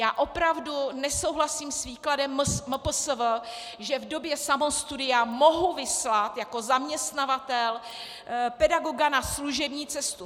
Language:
Czech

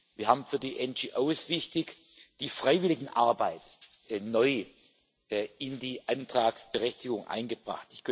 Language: German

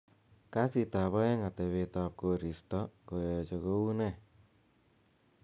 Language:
Kalenjin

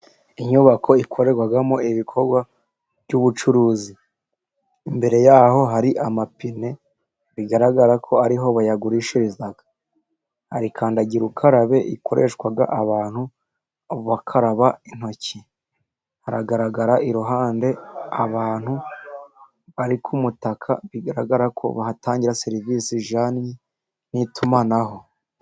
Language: Kinyarwanda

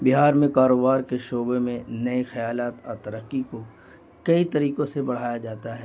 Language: Urdu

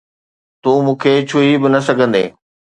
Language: Sindhi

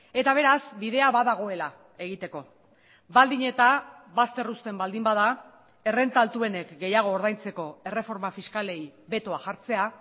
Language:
Basque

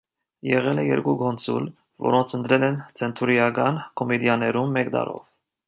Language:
Armenian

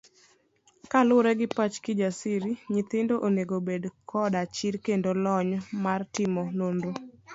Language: Luo (Kenya and Tanzania)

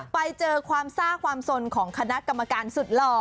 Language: Thai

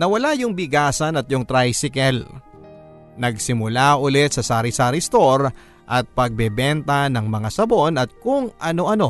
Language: Filipino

